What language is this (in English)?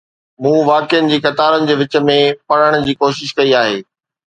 Sindhi